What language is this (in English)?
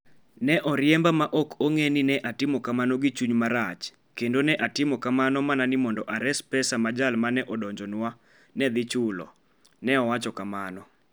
Luo (Kenya and Tanzania)